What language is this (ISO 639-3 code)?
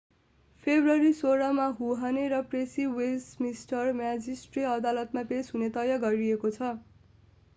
nep